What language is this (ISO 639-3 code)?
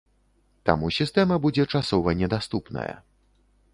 bel